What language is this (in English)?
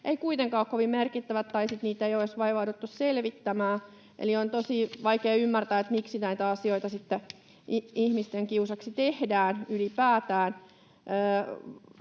Finnish